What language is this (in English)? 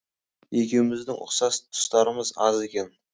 Kazakh